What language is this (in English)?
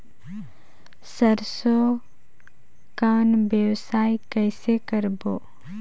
Chhattisgarhi